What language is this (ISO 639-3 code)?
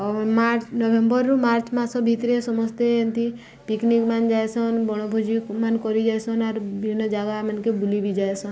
ori